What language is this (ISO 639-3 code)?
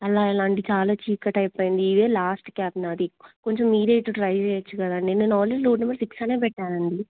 tel